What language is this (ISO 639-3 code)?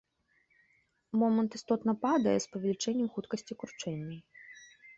bel